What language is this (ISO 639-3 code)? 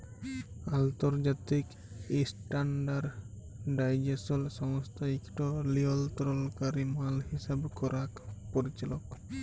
ben